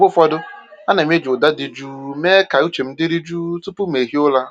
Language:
Igbo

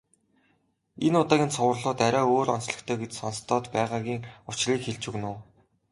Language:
Mongolian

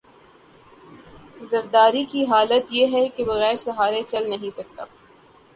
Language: Urdu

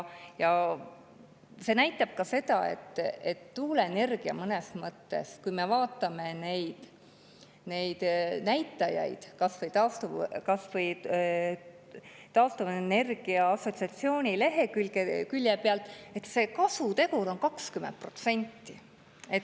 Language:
Estonian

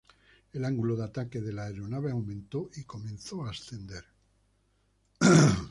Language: Spanish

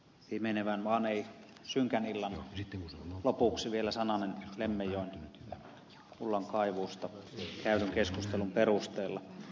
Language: Finnish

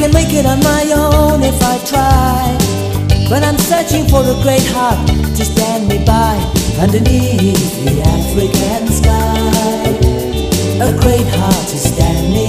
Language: English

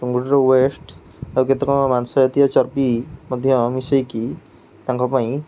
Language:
Odia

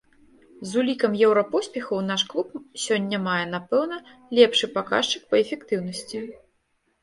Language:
Belarusian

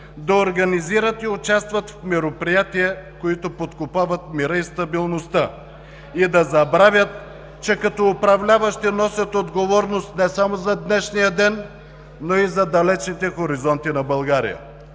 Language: Bulgarian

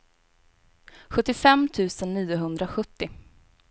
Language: Swedish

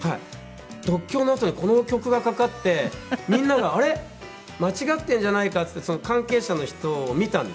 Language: Japanese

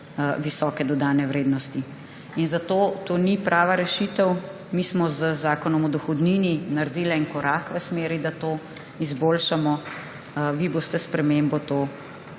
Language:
Slovenian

